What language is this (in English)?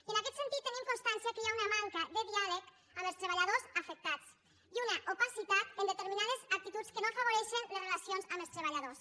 Catalan